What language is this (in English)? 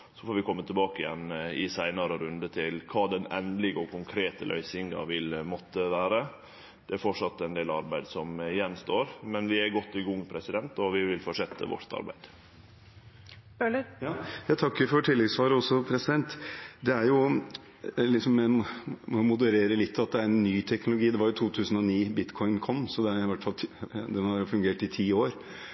Norwegian